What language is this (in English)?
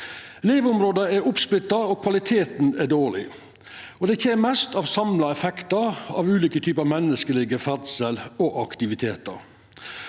Norwegian